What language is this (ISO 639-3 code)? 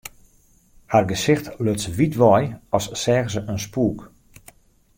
fry